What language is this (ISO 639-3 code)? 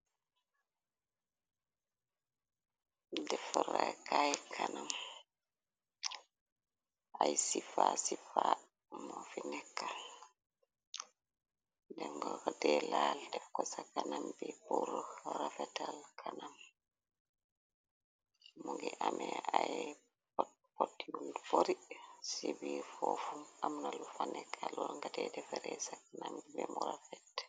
wol